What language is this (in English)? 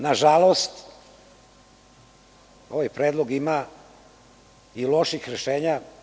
Serbian